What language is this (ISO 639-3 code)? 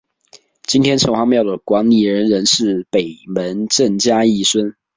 zho